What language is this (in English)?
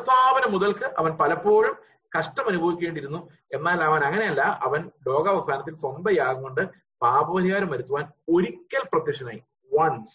Malayalam